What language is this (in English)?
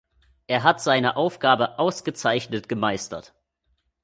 German